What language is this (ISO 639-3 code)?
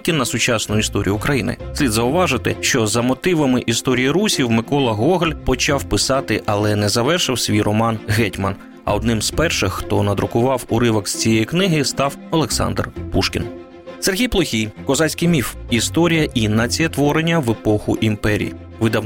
ukr